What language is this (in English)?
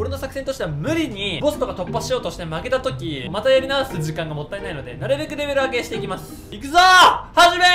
Japanese